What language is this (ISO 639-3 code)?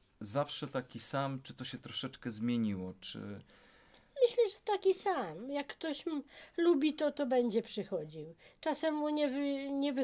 pol